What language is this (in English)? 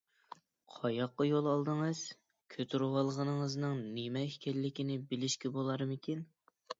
Uyghur